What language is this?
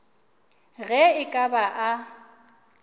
Northern Sotho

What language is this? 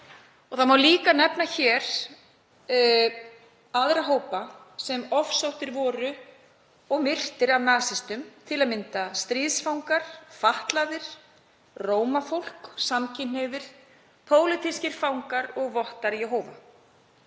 Icelandic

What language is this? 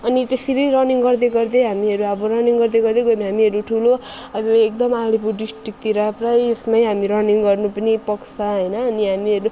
Nepali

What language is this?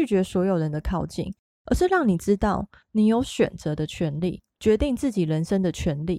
Chinese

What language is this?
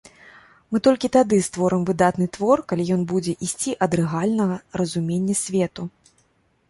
Belarusian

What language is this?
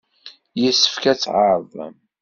Kabyle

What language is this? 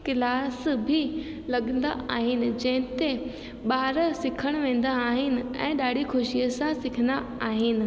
Sindhi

